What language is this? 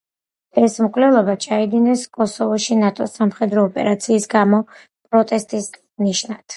Georgian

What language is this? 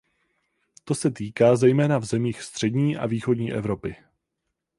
Czech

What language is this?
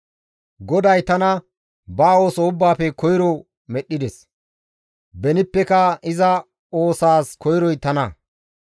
Gamo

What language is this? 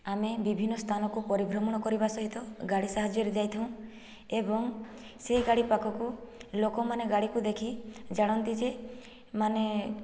Odia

